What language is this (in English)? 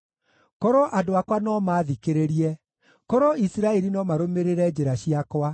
Kikuyu